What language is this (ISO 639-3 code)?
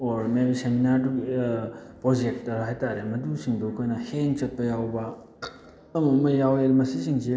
mni